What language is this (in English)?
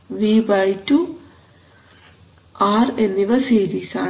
Malayalam